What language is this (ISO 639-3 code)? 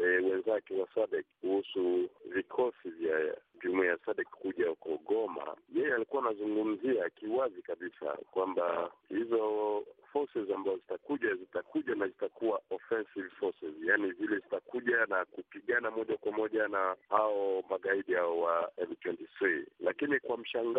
swa